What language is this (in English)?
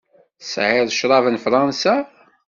Kabyle